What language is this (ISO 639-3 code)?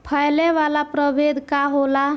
bho